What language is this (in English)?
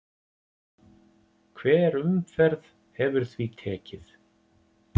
Icelandic